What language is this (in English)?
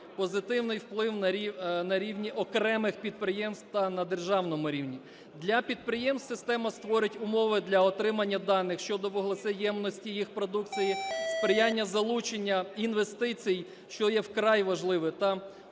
Ukrainian